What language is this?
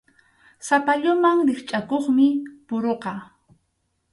Arequipa-La Unión Quechua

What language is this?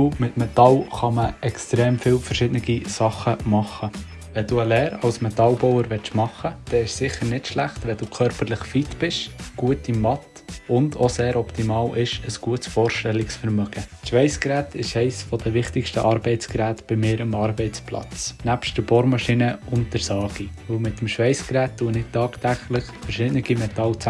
German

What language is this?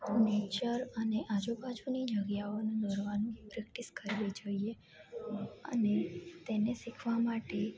Gujarati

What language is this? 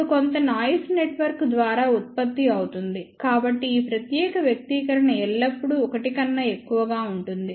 Telugu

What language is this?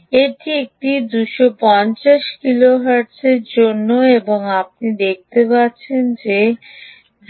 Bangla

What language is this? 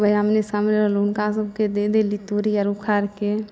Maithili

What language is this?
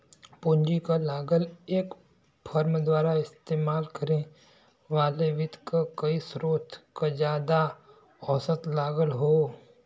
Bhojpuri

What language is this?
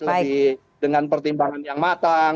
Indonesian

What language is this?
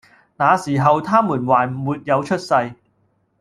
Cantonese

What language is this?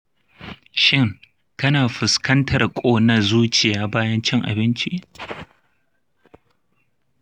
Hausa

